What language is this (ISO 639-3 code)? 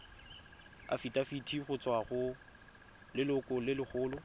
tsn